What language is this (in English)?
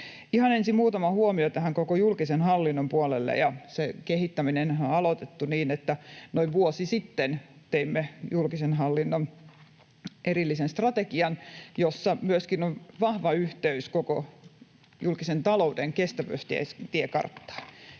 Finnish